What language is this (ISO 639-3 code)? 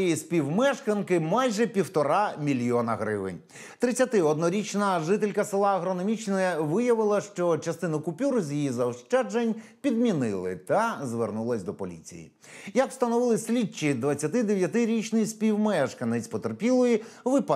ukr